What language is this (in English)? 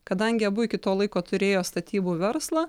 Lithuanian